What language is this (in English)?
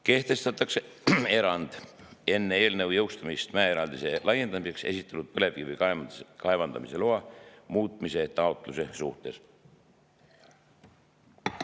Estonian